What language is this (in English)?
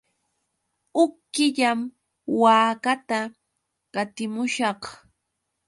Yauyos Quechua